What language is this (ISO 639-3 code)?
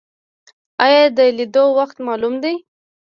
pus